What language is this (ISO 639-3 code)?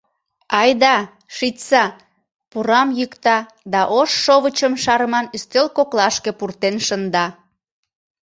chm